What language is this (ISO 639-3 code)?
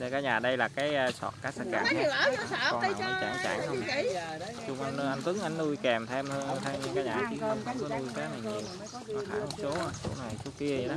vie